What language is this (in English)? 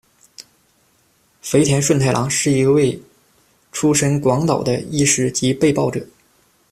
Chinese